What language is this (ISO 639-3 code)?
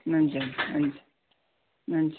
nep